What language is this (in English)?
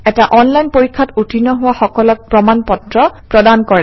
Assamese